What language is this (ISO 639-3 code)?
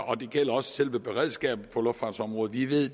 dan